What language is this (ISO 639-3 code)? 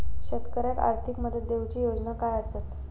mar